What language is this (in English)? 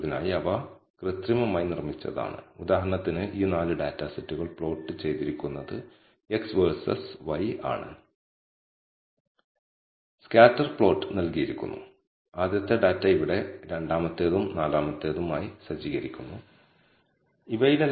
Malayalam